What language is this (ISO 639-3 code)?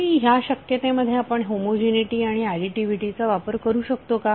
mar